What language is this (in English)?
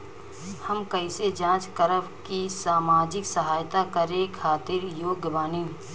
Bhojpuri